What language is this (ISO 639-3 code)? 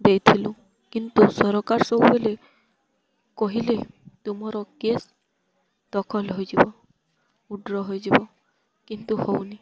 ori